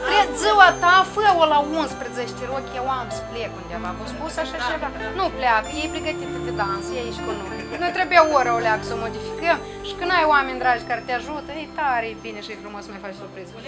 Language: Romanian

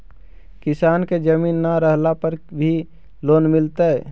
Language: Magahi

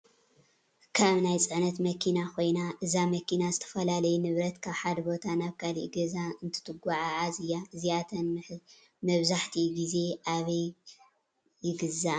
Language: Tigrinya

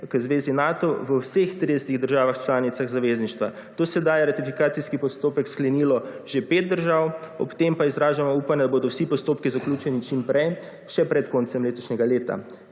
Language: Slovenian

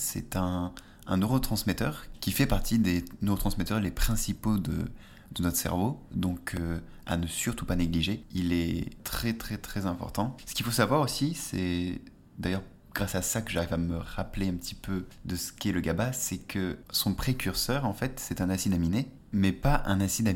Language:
French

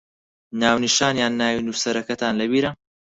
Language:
Central Kurdish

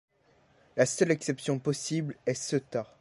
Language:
French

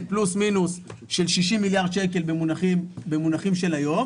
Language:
Hebrew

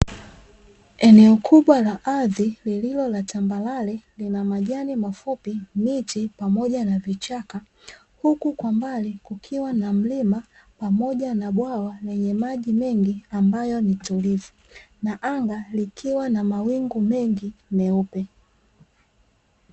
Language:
Swahili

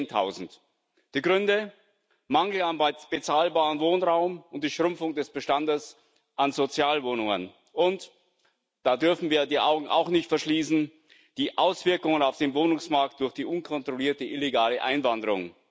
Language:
German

